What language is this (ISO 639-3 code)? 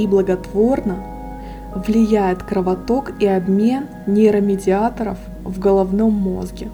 rus